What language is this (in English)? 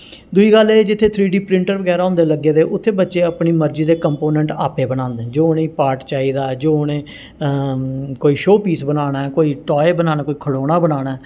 Dogri